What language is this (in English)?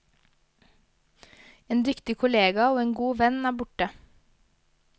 Norwegian